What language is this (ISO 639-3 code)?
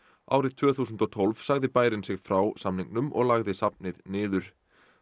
isl